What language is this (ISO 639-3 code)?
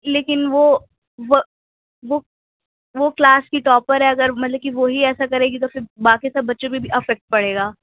urd